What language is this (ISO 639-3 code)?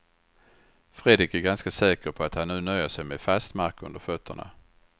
swe